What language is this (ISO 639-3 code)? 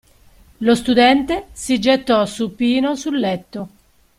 ita